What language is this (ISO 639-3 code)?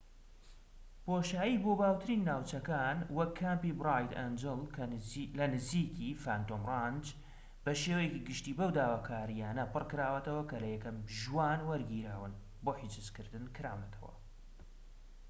ckb